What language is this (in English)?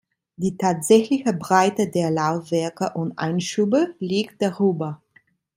German